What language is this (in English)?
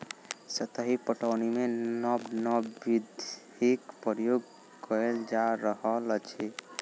Maithili